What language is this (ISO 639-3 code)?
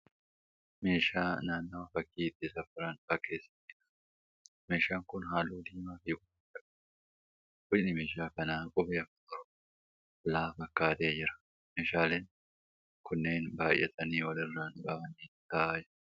orm